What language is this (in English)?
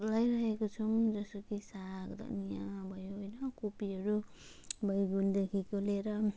Nepali